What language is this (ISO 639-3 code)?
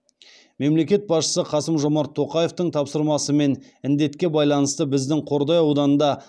kaz